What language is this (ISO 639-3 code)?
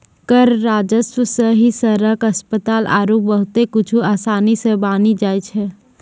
mai